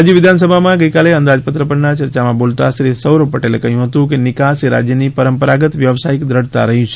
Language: Gujarati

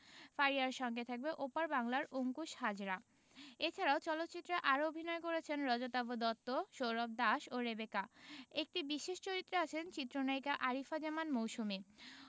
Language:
Bangla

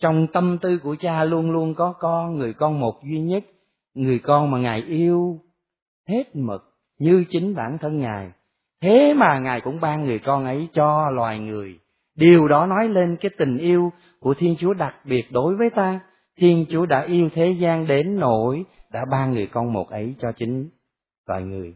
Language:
Vietnamese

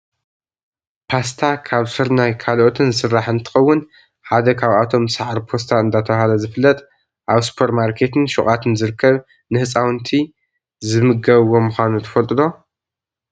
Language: Tigrinya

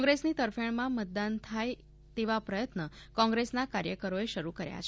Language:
Gujarati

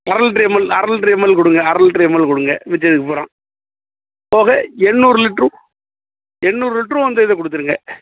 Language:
Tamil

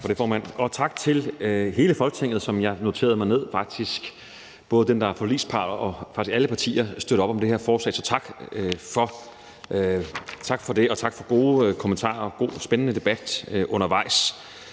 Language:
Danish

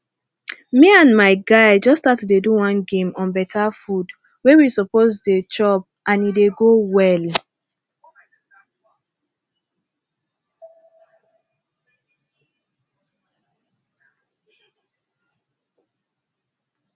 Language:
Nigerian Pidgin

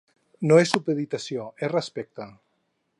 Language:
Catalan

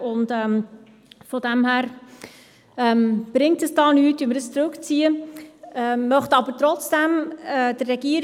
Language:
Swiss German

